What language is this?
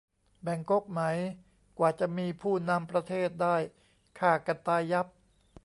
Thai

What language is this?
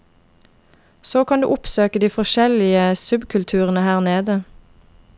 Norwegian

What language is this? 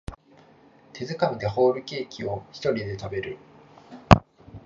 Japanese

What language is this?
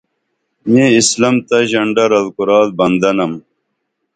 Dameli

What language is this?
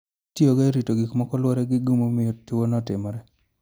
Luo (Kenya and Tanzania)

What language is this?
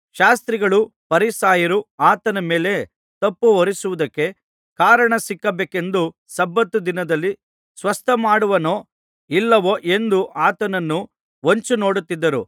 Kannada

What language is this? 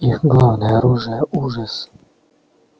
Russian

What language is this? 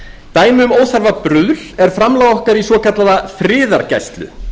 Icelandic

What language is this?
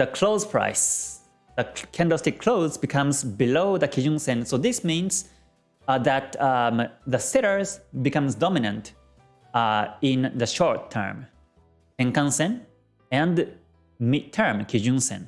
English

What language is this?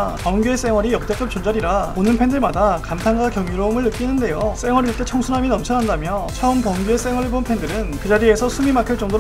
Korean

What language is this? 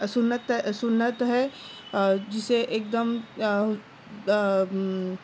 Urdu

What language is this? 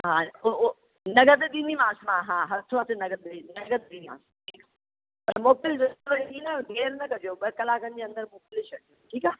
Sindhi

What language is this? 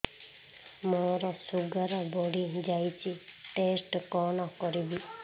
Odia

